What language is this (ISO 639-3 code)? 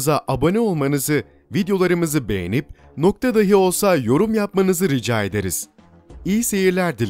tur